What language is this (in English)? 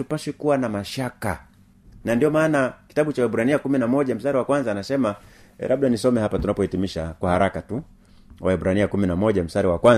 Swahili